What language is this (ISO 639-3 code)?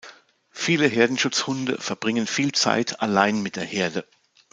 deu